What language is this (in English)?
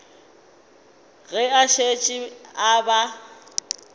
Northern Sotho